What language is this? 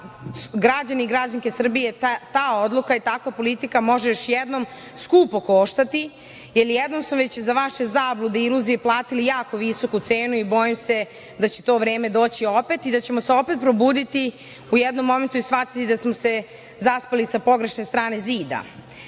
Serbian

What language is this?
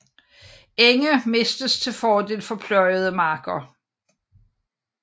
Danish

